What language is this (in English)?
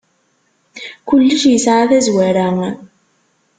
Kabyle